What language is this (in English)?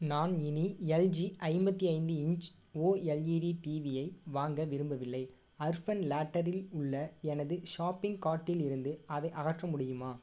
Tamil